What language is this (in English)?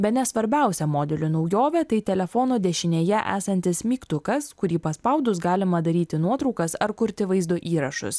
Lithuanian